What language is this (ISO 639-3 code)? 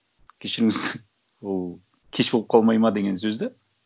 kaz